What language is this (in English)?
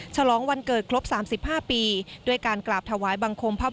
Thai